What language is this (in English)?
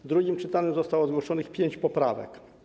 Polish